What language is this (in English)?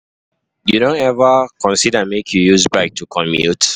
Nigerian Pidgin